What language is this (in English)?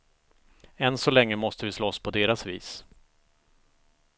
Swedish